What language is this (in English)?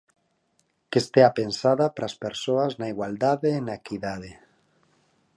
Galician